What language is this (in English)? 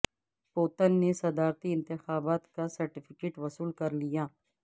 Urdu